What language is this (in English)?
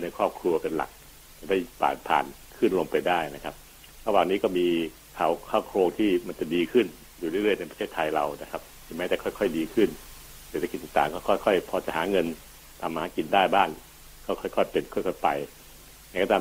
Thai